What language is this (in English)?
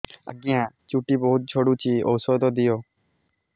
Odia